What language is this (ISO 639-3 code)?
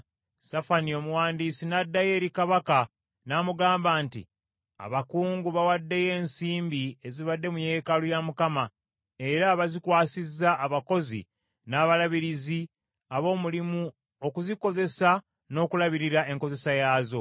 lug